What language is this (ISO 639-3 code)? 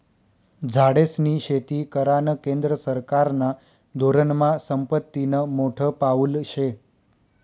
mar